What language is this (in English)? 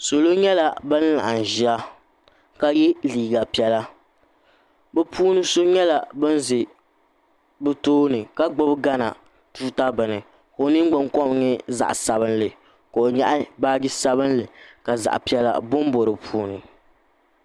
Dagbani